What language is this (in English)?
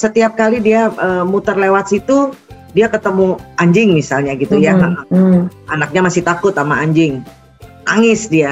Indonesian